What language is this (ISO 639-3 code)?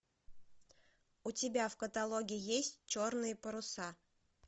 rus